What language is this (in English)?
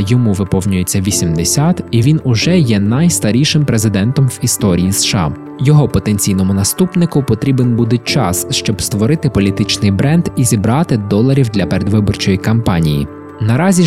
Ukrainian